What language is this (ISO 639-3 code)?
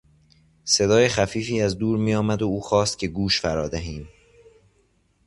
fas